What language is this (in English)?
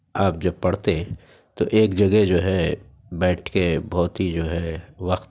Urdu